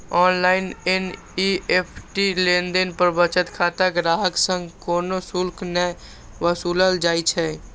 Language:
Maithili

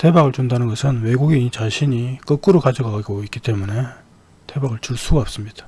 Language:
Korean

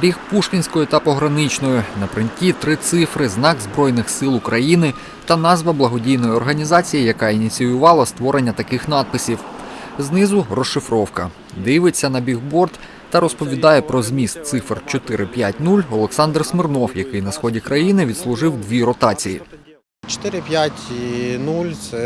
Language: Ukrainian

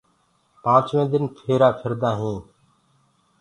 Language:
Gurgula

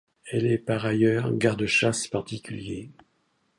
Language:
French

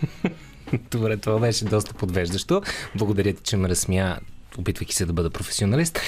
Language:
Bulgarian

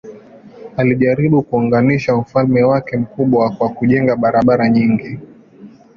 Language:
Swahili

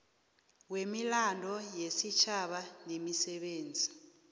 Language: South Ndebele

